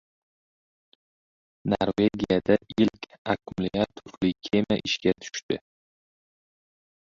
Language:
Uzbek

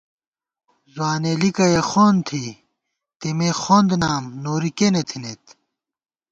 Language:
Gawar-Bati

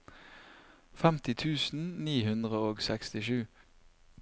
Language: Norwegian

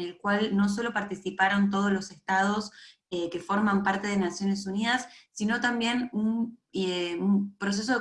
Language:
Spanish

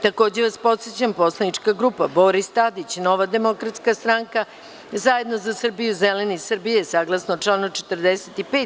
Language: Serbian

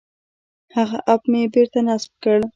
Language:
Pashto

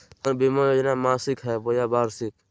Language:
Magahi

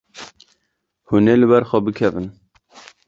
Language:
Kurdish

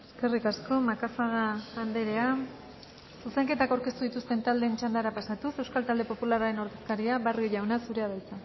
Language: Basque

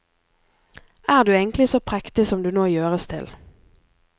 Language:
Norwegian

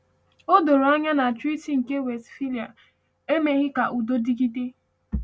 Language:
Igbo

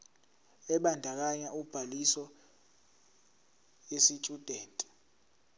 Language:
Zulu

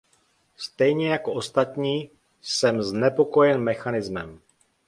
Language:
Czech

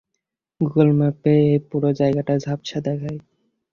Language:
Bangla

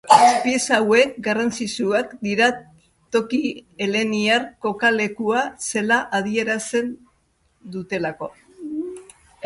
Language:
Basque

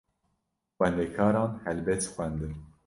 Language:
Kurdish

